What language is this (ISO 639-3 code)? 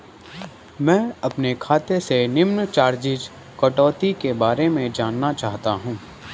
hin